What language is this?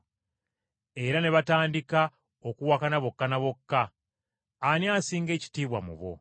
Ganda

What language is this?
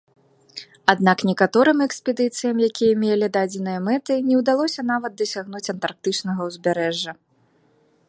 Belarusian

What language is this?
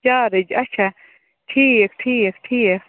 Kashmiri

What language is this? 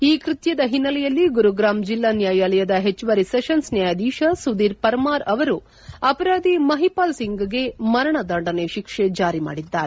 Kannada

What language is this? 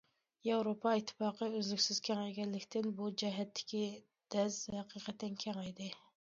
Uyghur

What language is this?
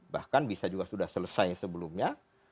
Indonesian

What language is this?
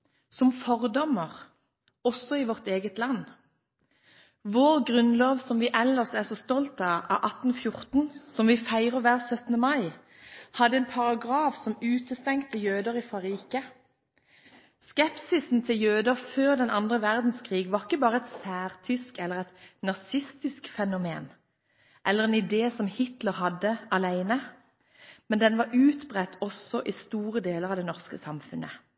Norwegian Bokmål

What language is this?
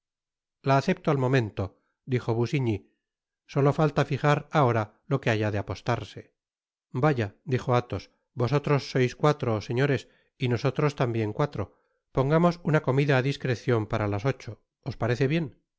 Spanish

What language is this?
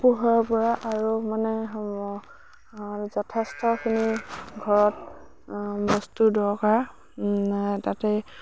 Assamese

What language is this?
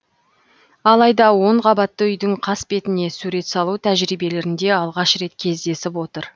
Kazakh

